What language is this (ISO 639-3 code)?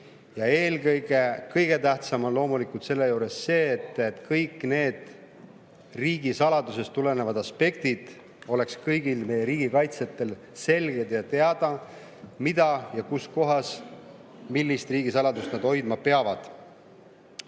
est